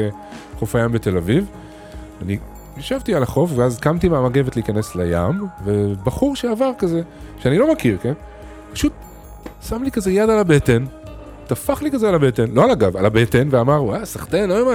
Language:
Hebrew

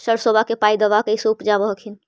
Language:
Magahi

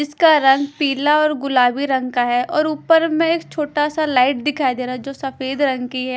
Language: Hindi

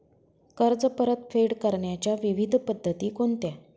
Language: Marathi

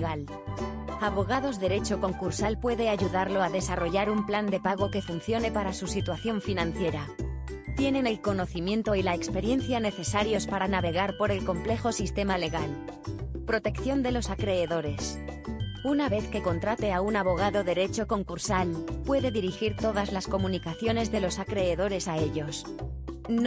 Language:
Spanish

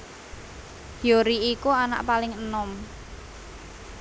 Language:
Javanese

